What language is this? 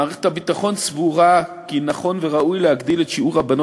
Hebrew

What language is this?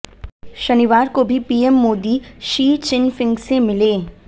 Hindi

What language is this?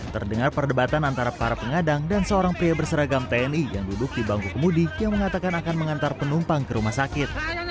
Indonesian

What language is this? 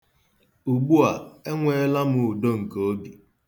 Igbo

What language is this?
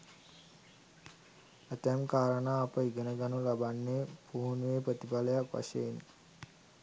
Sinhala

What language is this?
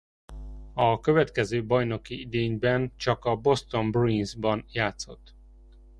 Hungarian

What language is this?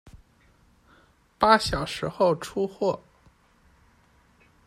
Chinese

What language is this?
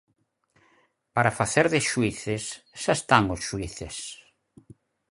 Galician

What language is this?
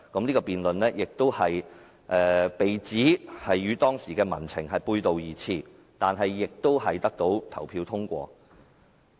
Cantonese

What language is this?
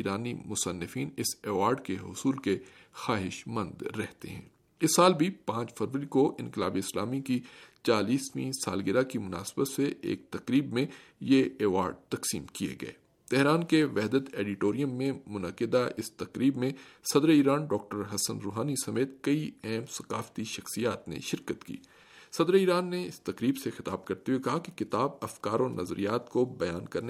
Urdu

